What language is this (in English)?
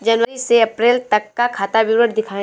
Hindi